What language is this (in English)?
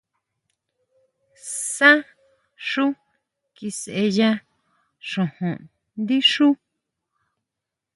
Huautla Mazatec